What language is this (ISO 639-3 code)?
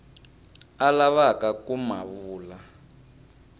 tso